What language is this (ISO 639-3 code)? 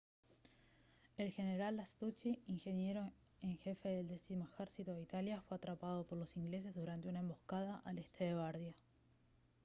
spa